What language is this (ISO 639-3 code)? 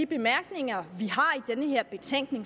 dan